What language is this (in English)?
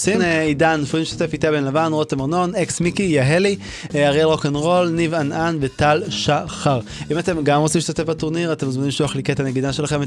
Hebrew